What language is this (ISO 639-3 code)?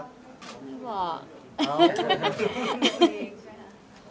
tha